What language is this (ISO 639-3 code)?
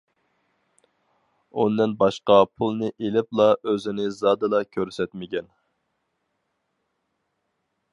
uig